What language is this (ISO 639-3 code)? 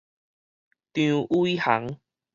nan